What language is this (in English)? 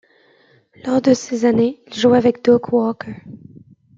French